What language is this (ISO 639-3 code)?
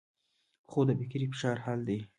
pus